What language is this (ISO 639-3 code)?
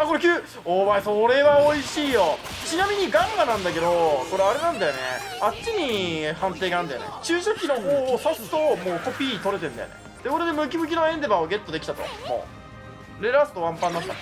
jpn